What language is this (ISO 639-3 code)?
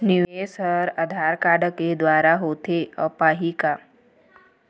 hne